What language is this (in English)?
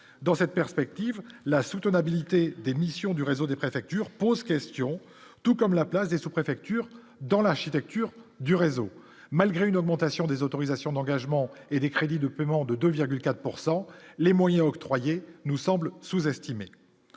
French